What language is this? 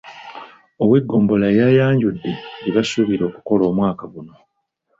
Ganda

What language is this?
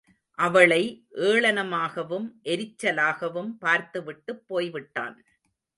Tamil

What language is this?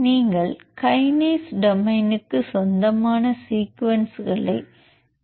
Tamil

